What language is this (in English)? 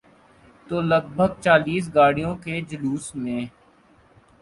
Urdu